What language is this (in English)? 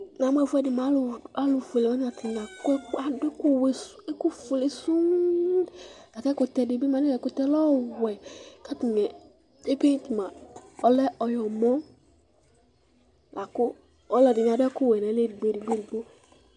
Ikposo